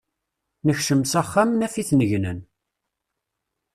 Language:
Kabyle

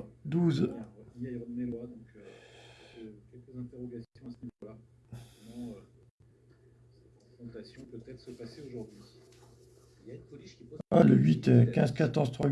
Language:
French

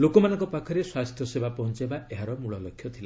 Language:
Odia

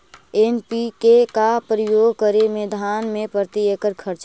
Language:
Magahi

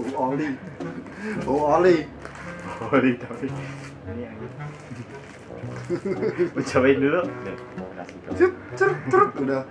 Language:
Indonesian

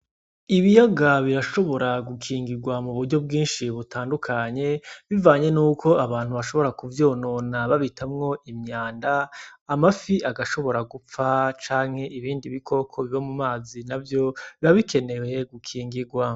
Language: Rundi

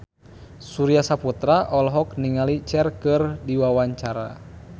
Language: Sundanese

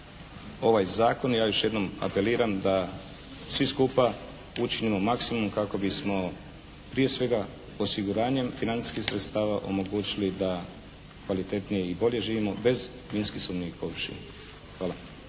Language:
Croatian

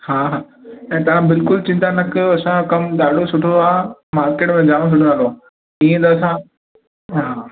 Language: Sindhi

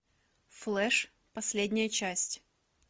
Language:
Russian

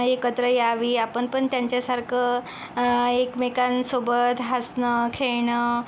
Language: Marathi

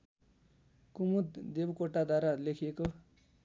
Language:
Nepali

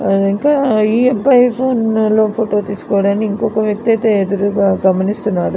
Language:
Telugu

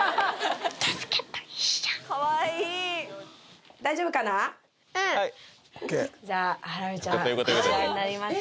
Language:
Japanese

